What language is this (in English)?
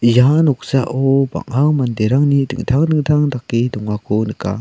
Garo